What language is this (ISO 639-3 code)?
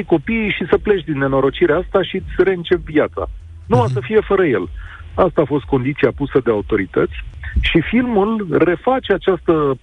ron